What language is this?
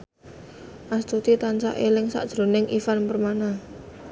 Javanese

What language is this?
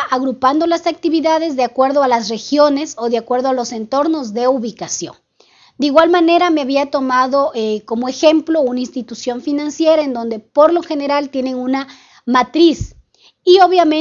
Spanish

